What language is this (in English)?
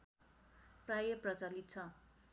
Nepali